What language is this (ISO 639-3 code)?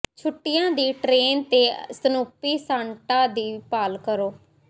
pan